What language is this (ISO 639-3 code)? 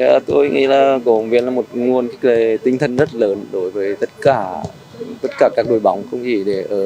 vie